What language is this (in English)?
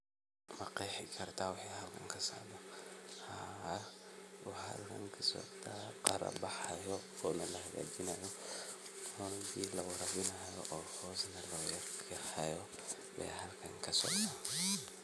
Somali